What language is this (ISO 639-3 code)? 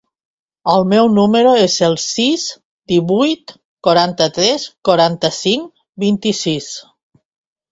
cat